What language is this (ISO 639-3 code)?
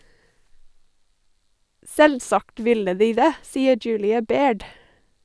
nor